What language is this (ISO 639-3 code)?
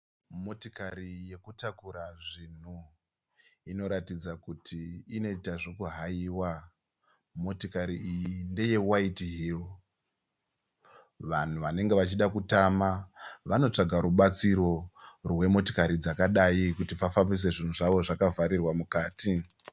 sna